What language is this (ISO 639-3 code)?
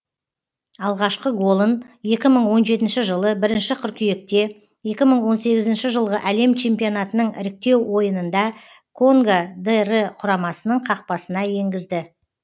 kaz